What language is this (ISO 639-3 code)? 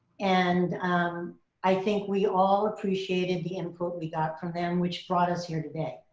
eng